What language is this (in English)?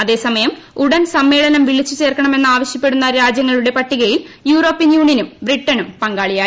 Malayalam